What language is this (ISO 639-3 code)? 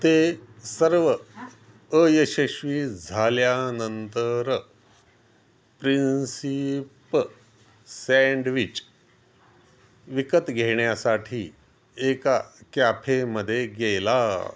mar